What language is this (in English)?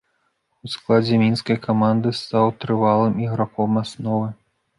Belarusian